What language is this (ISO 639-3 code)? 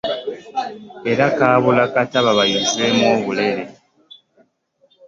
lug